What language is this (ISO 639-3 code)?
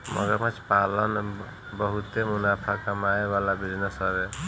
bho